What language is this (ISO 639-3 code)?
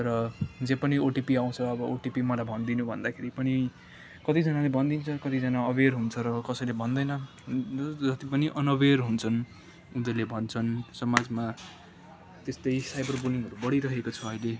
nep